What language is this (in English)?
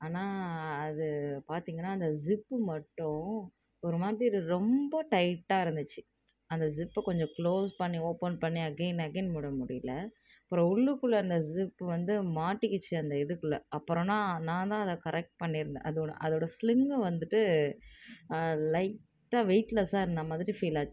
Tamil